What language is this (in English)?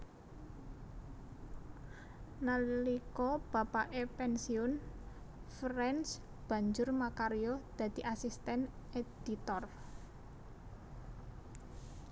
Javanese